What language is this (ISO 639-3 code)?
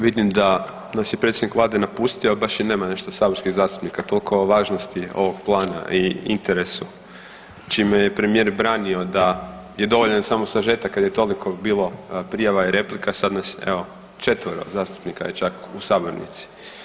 hrv